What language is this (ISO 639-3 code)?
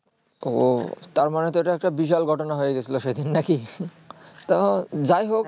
ben